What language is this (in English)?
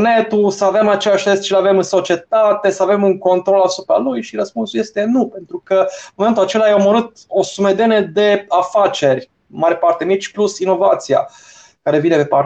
Romanian